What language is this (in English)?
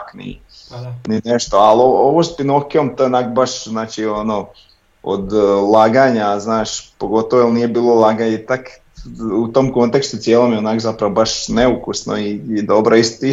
Croatian